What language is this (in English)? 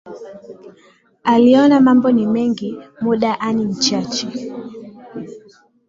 Swahili